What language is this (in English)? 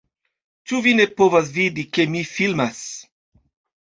Esperanto